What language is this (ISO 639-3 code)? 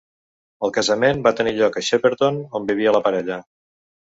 cat